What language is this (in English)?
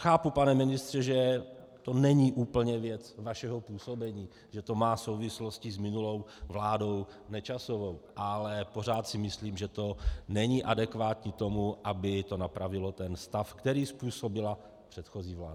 Czech